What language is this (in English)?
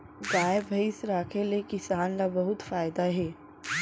Chhattisgarhi